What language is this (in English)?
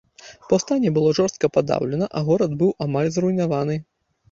Belarusian